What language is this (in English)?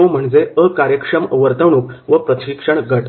Marathi